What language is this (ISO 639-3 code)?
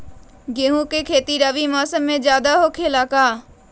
mag